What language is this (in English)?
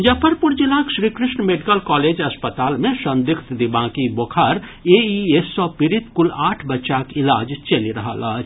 Maithili